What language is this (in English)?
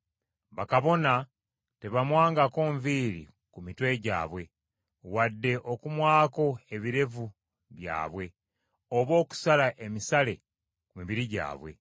Ganda